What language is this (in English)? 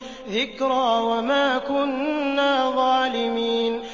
Arabic